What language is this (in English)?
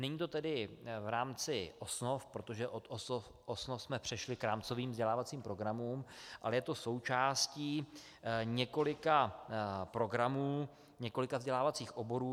Czech